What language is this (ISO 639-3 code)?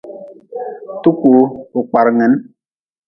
nmz